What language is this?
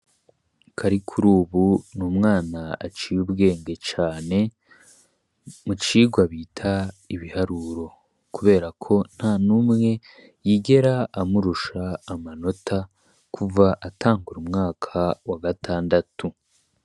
Rundi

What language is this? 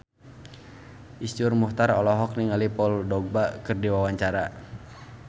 Sundanese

